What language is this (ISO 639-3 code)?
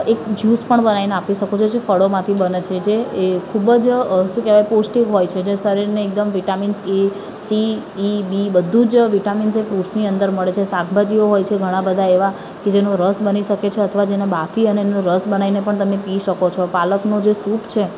guj